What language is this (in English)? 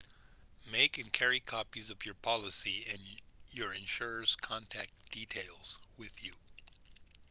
English